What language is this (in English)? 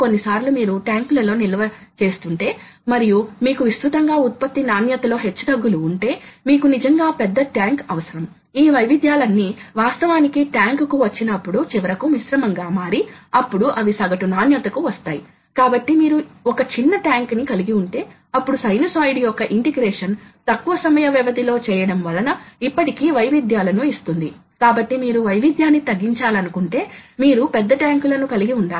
Telugu